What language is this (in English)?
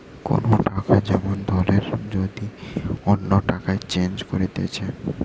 Bangla